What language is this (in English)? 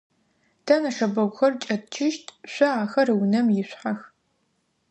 Adyghe